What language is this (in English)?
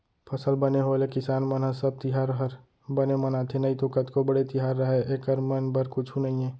Chhattisgarhi